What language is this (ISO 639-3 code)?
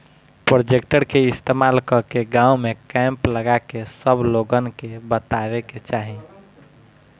bho